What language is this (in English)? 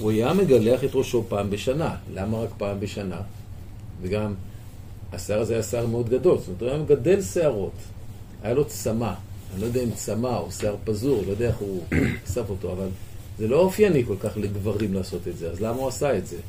Hebrew